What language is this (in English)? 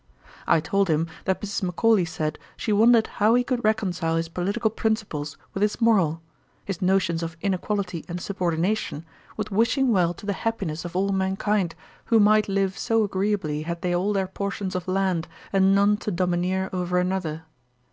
English